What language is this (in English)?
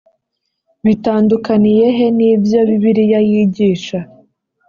Kinyarwanda